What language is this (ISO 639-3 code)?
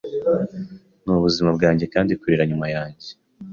kin